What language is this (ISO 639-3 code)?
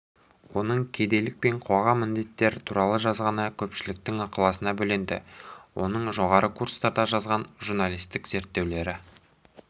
kaz